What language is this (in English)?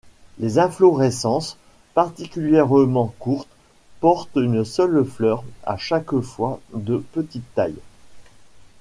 French